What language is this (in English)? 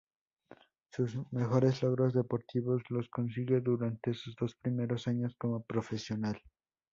Spanish